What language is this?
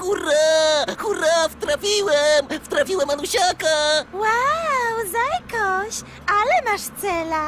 Polish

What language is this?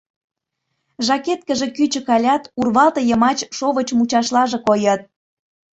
Mari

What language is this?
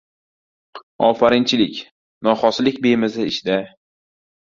Uzbek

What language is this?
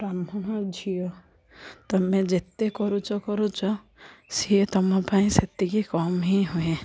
Odia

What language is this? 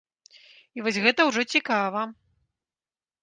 Belarusian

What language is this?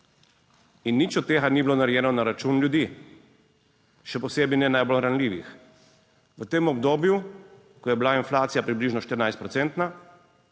Slovenian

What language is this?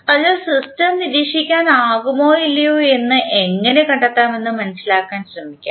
Malayalam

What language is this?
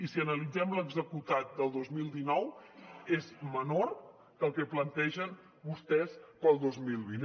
Catalan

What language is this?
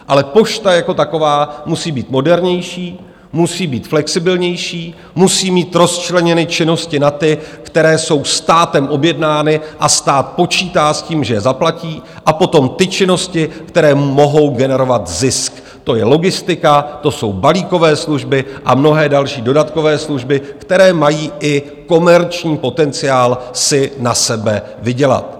Czech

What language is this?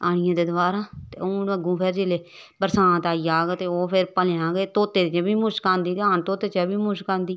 Dogri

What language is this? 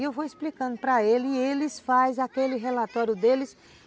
Portuguese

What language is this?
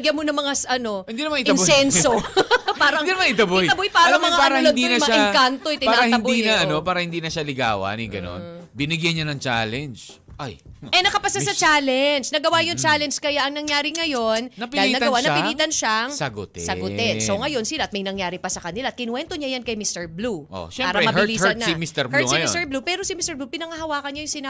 Filipino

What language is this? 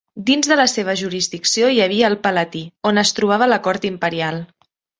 Catalan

